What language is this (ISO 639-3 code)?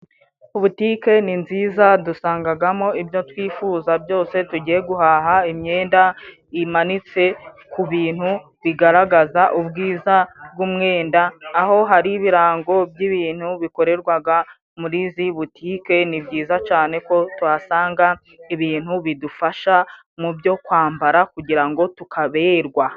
kin